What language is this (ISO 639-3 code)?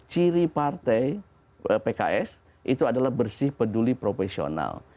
ind